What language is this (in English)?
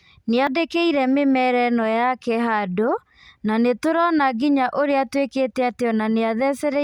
Kikuyu